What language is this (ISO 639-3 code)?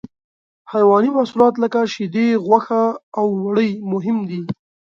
pus